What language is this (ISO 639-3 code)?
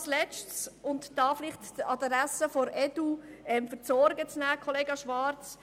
gsw